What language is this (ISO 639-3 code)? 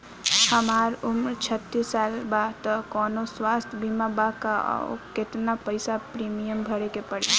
bho